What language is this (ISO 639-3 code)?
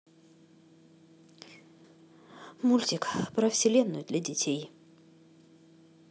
rus